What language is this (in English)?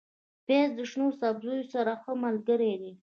Pashto